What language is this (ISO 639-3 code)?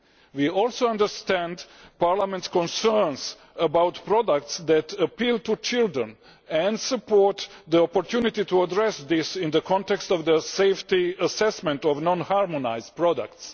eng